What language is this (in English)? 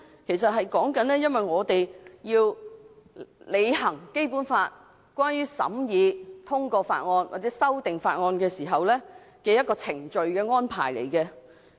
Cantonese